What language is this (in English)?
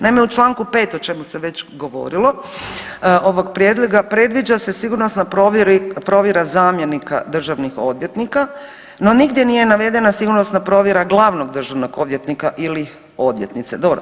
Croatian